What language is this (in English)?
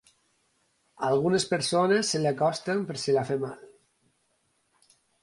Catalan